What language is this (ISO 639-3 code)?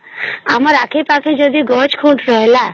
ori